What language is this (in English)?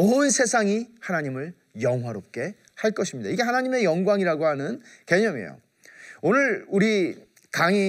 Korean